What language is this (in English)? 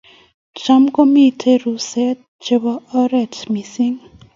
Kalenjin